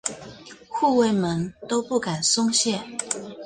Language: Chinese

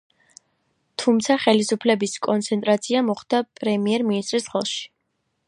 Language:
Georgian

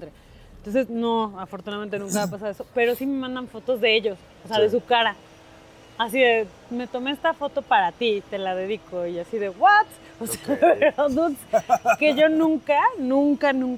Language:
Spanish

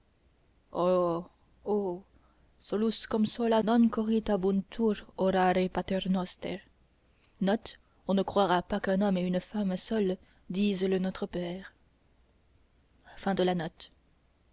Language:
French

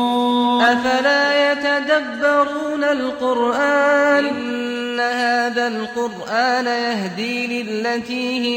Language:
Persian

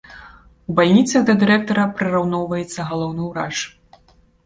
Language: Belarusian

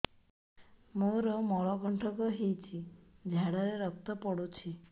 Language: Odia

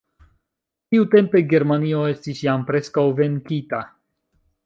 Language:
Esperanto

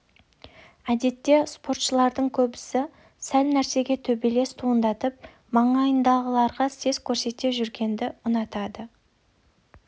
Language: Kazakh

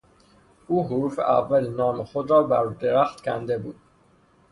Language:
Persian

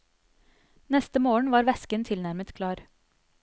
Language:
Norwegian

